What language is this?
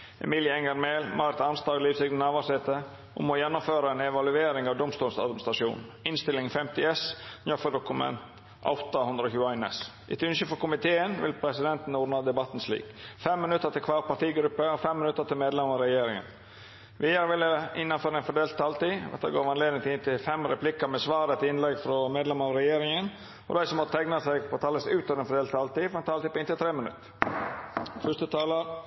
Norwegian Nynorsk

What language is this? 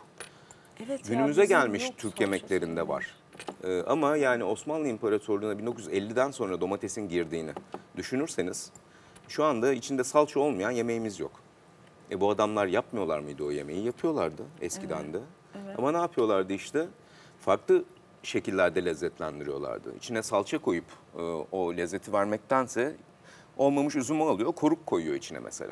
Turkish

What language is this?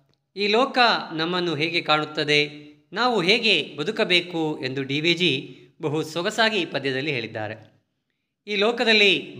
Kannada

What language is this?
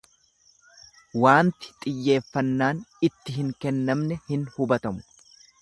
Oromo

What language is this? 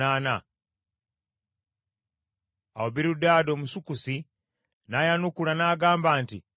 Ganda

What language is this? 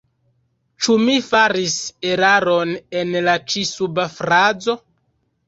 Esperanto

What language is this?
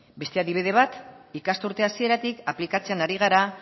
Basque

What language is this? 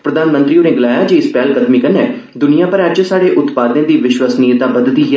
Dogri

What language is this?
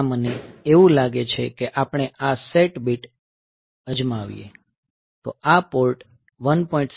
Gujarati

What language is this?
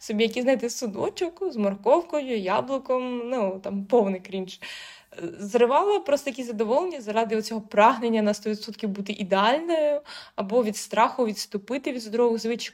Ukrainian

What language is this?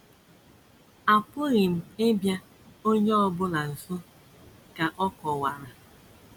Igbo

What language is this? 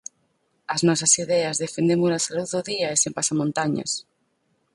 Galician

